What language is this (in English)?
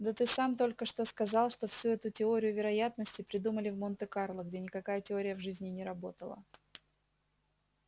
Russian